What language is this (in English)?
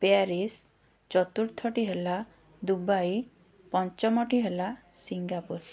Odia